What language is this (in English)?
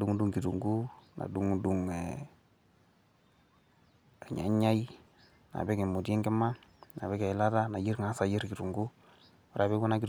Masai